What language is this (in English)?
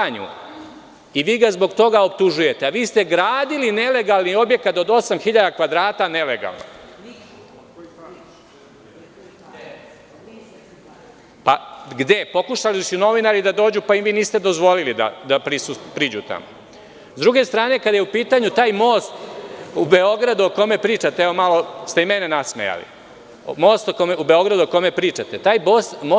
Serbian